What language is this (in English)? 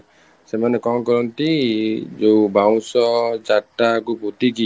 Odia